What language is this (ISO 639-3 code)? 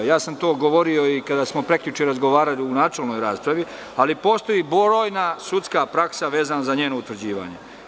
srp